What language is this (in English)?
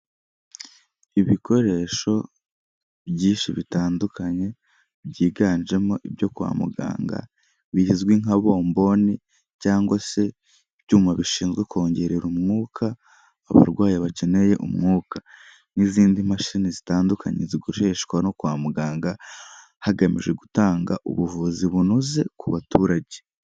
Kinyarwanda